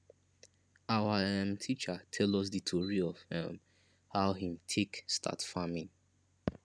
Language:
Nigerian Pidgin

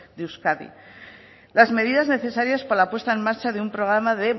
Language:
Spanish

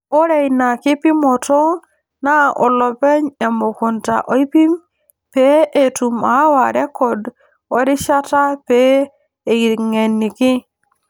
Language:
Masai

